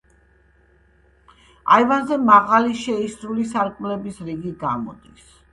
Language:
Georgian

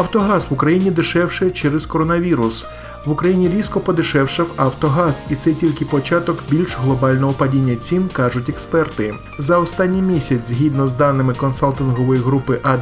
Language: Ukrainian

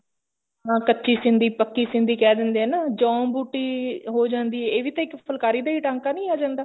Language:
Punjabi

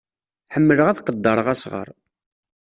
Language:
Kabyle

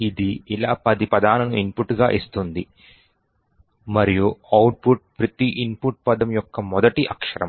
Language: Telugu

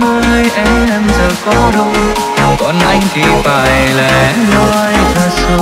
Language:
Vietnamese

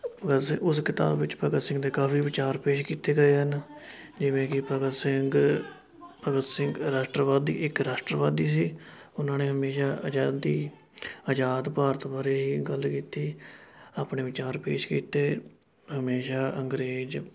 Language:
Punjabi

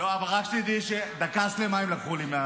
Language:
Hebrew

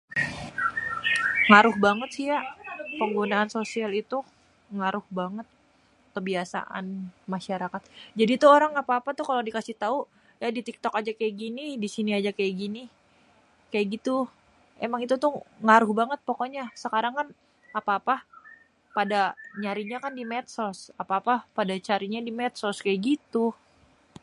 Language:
Betawi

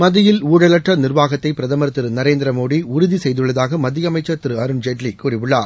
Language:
Tamil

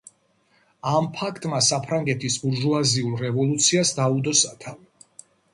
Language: Georgian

